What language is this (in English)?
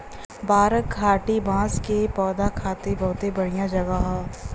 Bhojpuri